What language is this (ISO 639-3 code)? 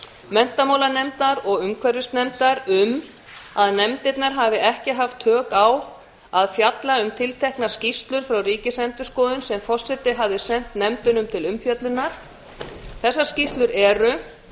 isl